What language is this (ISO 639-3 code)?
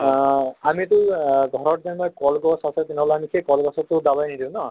asm